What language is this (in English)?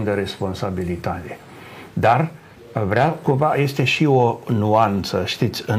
Romanian